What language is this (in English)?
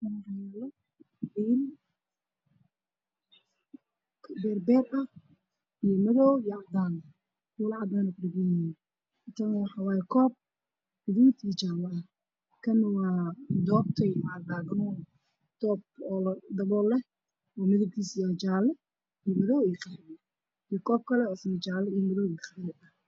Somali